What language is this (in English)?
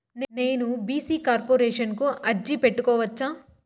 Telugu